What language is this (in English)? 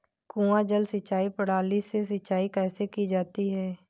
Hindi